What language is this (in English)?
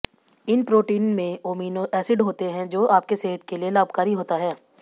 Hindi